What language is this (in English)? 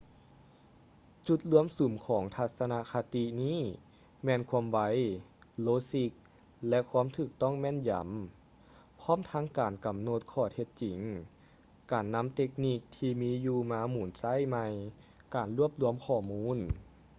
Lao